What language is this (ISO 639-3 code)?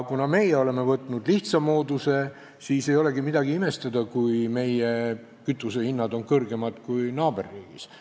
est